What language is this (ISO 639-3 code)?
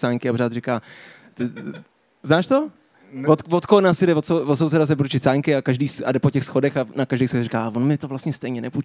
ces